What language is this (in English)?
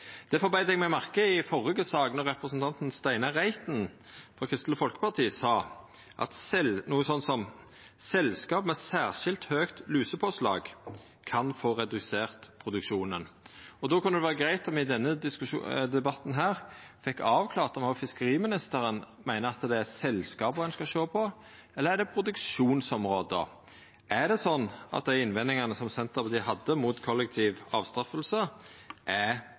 Norwegian Nynorsk